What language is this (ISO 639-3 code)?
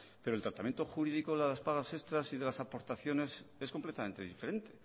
spa